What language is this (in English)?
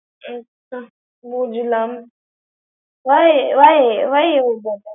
Bangla